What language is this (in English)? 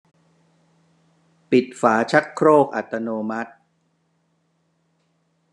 Thai